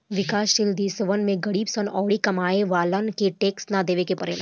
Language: Bhojpuri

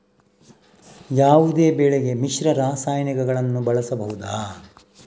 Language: Kannada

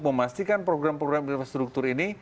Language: Indonesian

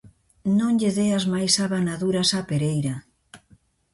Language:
Galician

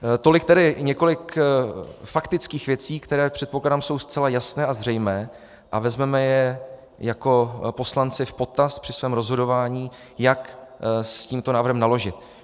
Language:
Czech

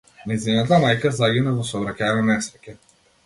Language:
Macedonian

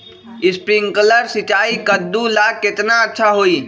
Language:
Magahi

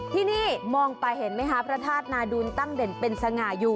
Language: Thai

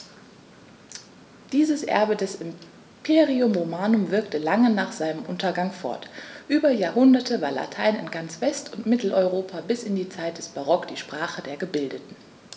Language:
German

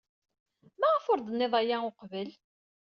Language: Kabyle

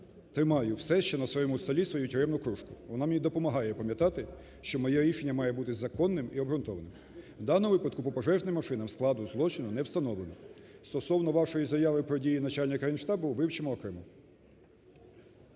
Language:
Ukrainian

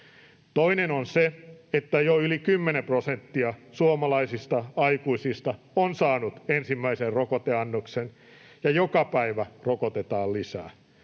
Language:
Finnish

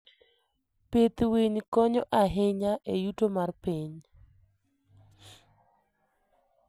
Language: Luo (Kenya and Tanzania)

